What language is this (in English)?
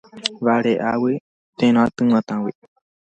Guarani